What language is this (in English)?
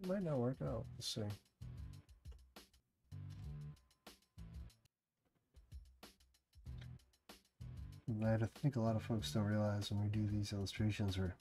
English